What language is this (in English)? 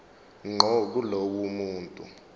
Zulu